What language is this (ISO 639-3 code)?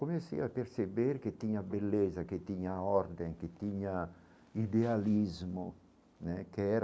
por